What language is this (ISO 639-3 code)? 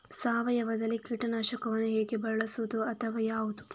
kan